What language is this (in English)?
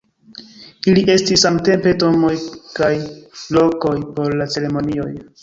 Esperanto